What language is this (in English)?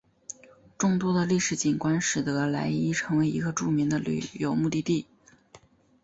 Chinese